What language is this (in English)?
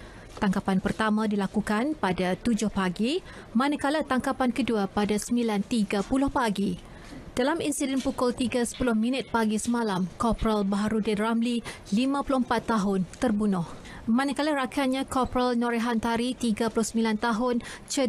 Malay